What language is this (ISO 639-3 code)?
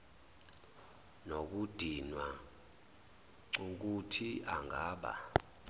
zul